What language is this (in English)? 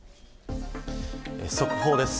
Japanese